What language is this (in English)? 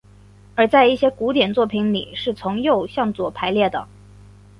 Chinese